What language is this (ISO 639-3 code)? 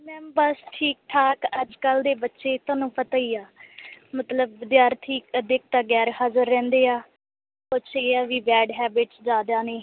pan